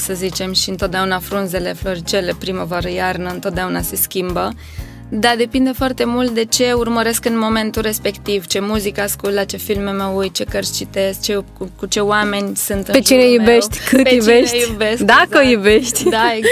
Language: Romanian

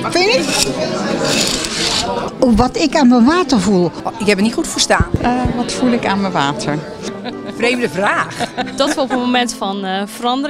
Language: Dutch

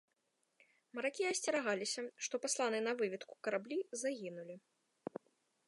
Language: Belarusian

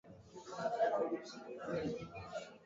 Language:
Swahili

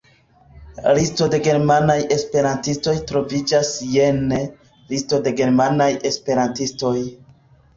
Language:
Esperanto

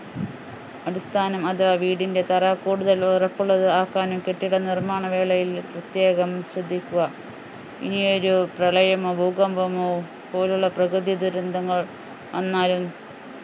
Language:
Malayalam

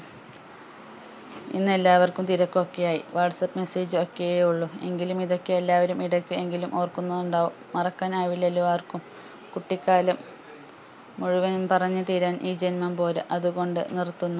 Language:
Malayalam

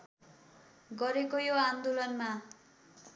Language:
Nepali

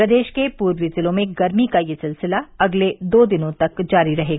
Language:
Hindi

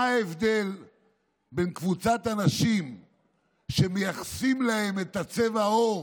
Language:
Hebrew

